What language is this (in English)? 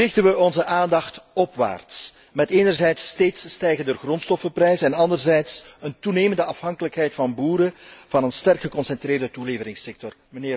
Dutch